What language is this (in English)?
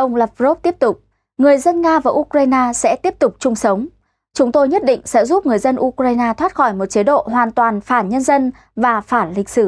Vietnamese